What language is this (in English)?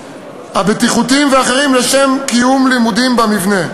Hebrew